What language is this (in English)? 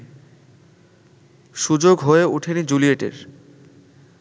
Bangla